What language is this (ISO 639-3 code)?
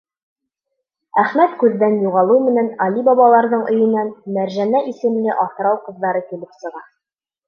bak